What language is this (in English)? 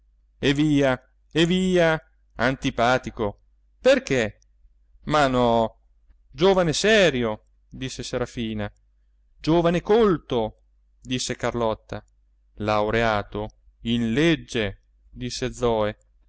Italian